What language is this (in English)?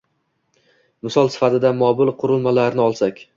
Uzbek